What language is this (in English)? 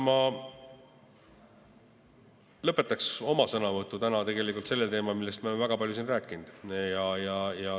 Estonian